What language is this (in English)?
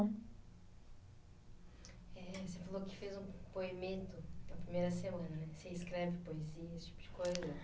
Portuguese